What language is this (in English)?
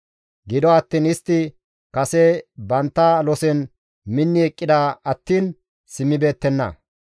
Gamo